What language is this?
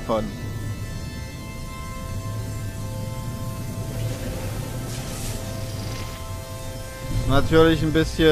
German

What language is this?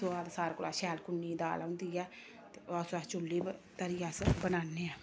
Dogri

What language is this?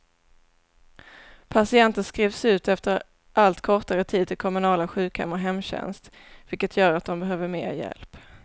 Swedish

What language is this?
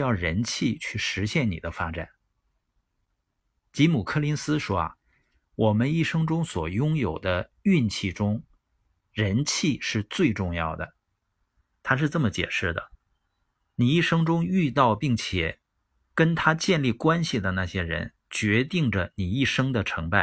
Chinese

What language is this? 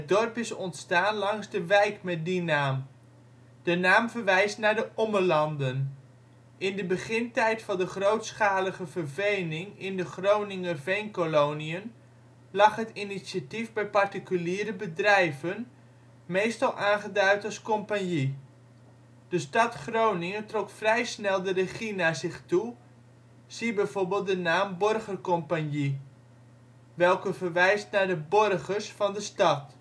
Dutch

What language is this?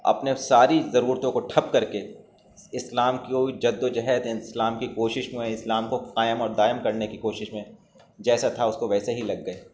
Urdu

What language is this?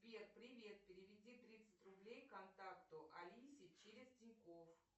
Russian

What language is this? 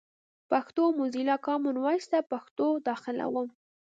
Pashto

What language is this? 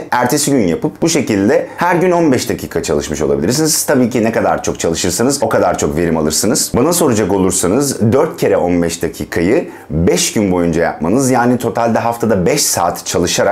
Turkish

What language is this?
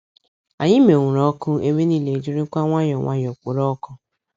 Igbo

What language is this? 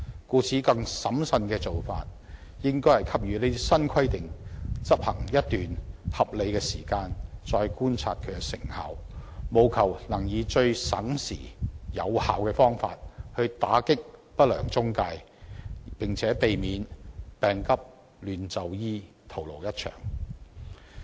Cantonese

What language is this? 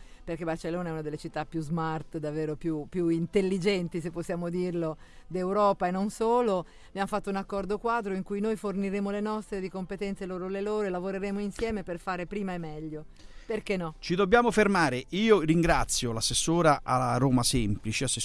Italian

